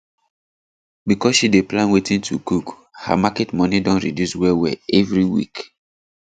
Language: Nigerian Pidgin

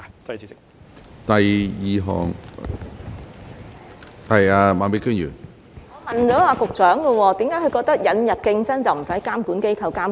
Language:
Cantonese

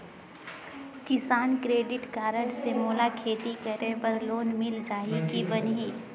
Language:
Chhattisgarhi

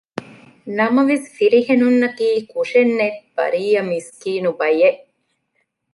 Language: Divehi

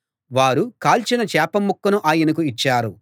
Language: Telugu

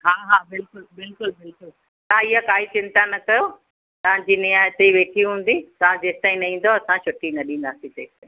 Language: Sindhi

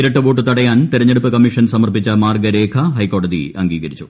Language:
Malayalam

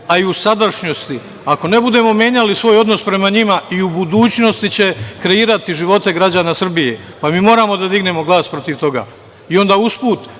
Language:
Serbian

